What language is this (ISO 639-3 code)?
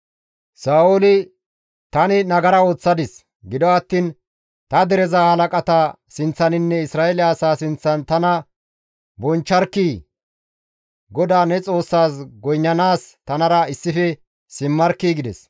gmv